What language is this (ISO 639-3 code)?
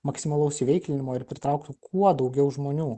lit